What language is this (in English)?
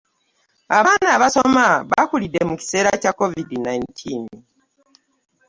Ganda